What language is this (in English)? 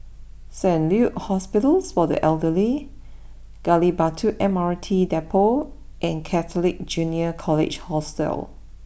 English